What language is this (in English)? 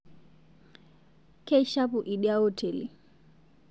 Masai